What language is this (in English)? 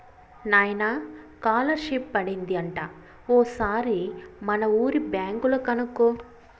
Telugu